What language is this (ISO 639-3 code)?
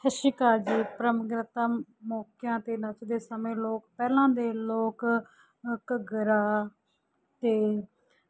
pan